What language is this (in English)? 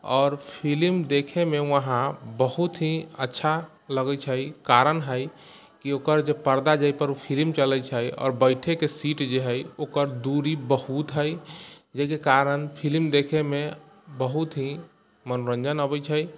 Maithili